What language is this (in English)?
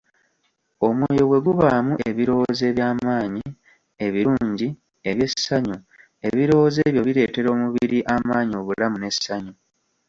Ganda